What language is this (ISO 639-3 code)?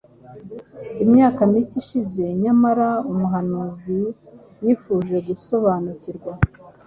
kin